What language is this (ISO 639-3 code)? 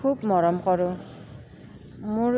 asm